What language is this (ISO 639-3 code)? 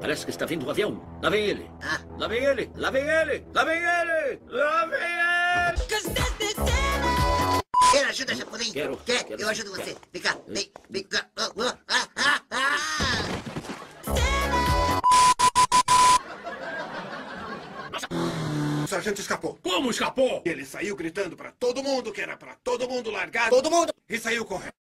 por